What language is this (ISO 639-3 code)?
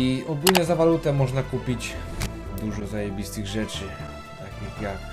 pol